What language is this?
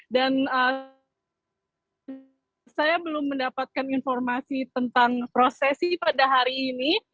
Indonesian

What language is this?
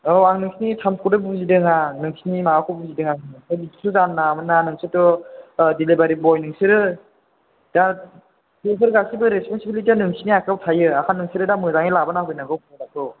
Bodo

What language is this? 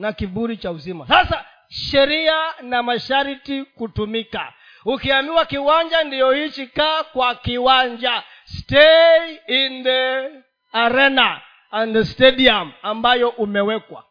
Swahili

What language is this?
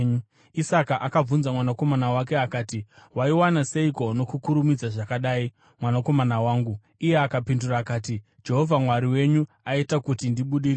Shona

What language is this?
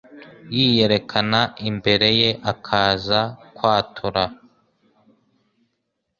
Kinyarwanda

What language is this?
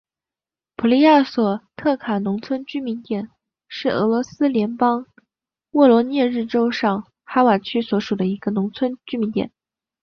Chinese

